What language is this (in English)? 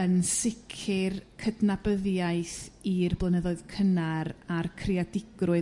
Welsh